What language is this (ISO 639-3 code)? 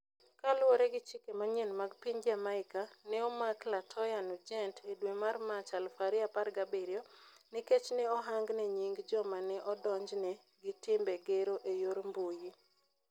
luo